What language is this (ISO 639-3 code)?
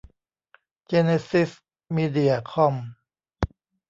tha